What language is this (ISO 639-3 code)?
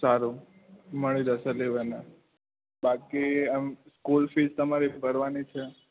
guj